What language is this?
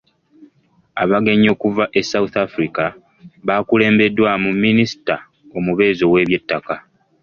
Ganda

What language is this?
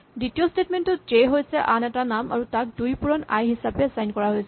Assamese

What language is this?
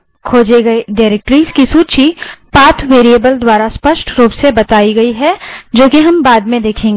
Hindi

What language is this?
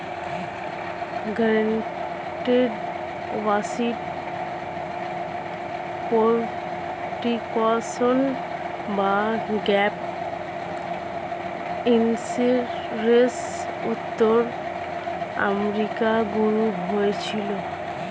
Bangla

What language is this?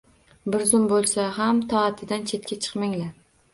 Uzbek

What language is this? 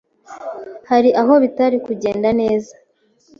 Kinyarwanda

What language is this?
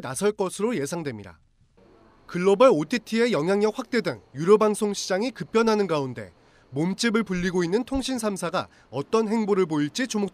Korean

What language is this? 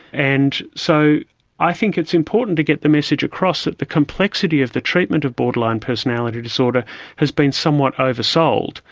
English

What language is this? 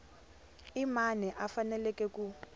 Tsonga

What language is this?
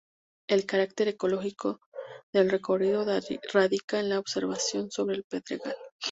Spanish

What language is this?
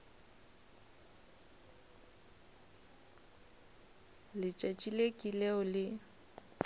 Northern Sotho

